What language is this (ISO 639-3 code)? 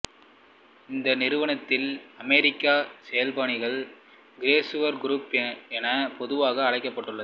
tam